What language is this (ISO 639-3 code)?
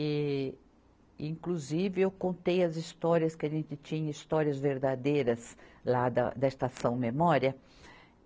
por